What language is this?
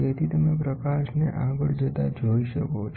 Gujarati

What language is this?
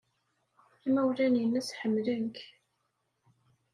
Kabyle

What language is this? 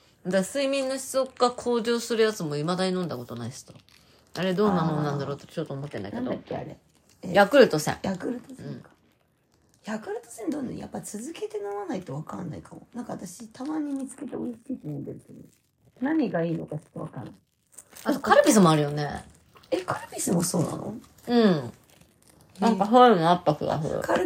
Japanese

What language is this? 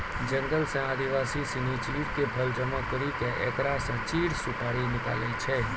Maithili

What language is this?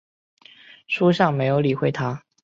Chinese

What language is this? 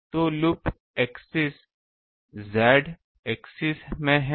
Hindi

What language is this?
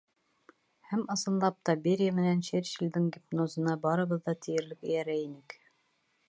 Bashkir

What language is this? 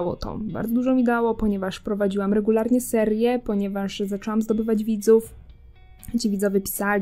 Polish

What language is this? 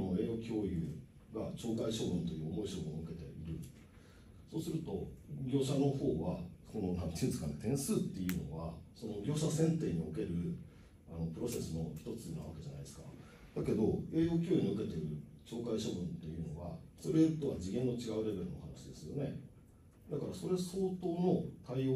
Japanese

